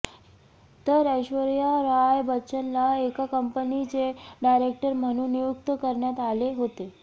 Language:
Marathi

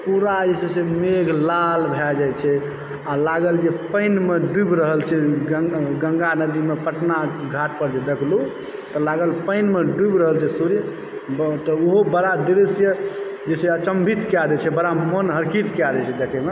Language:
Maithili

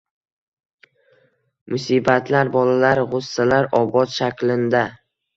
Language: Uzbek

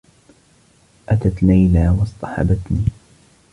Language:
Arabic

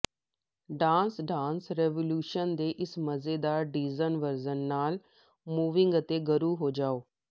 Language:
Punjabi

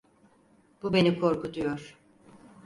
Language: Turkish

